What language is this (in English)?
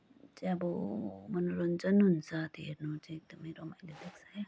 Nepali